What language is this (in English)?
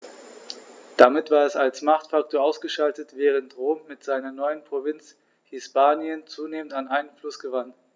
German